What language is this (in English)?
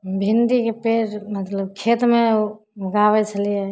Maithili